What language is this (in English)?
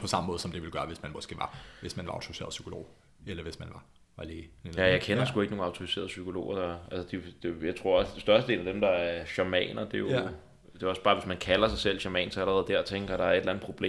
Danish